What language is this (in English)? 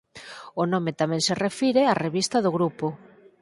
Galician